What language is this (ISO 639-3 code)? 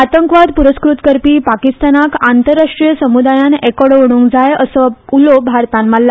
kok